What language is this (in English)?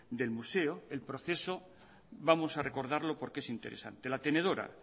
Spanish